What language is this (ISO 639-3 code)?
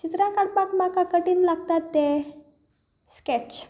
kok